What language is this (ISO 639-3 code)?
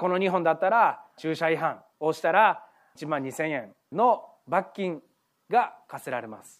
jpn